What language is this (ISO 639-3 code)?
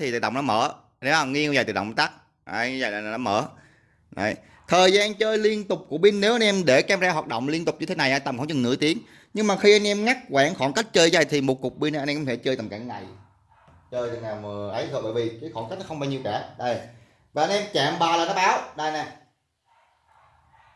vie